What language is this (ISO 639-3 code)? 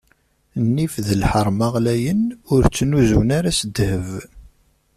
kab